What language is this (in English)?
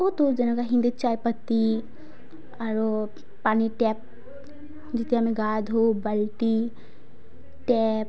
Assamese